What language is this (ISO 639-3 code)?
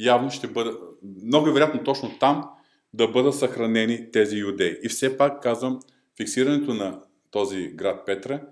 bul